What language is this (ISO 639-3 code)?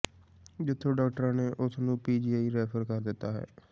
pan